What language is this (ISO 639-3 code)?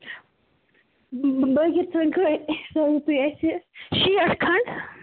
kas